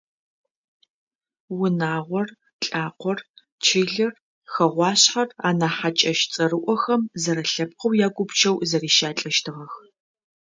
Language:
Adyghe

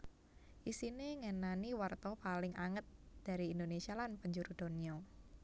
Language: Javanese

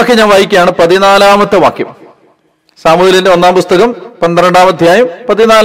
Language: Malayalam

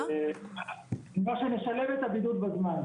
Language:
Hebrew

